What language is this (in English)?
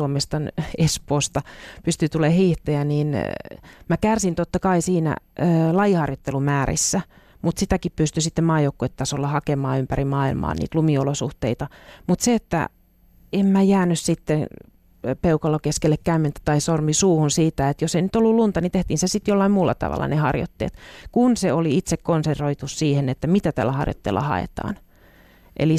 Finnish